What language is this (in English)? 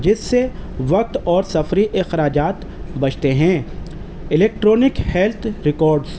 Urdu